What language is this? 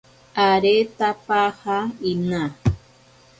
Ashéninka Perené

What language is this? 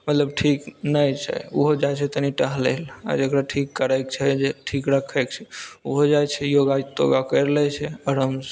Maithili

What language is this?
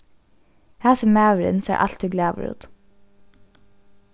Faroese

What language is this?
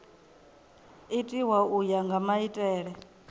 Venda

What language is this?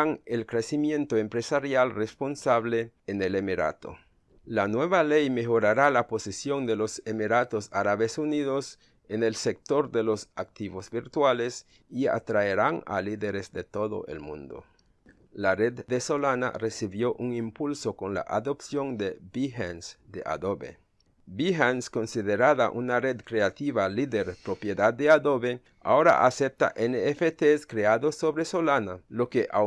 Spanish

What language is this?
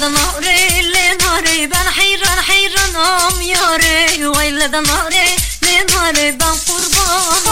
Turkish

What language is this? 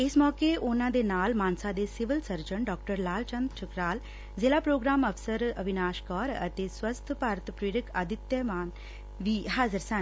Punjabi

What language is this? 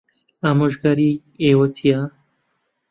Central Kurdish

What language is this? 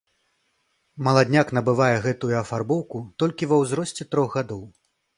Belarusian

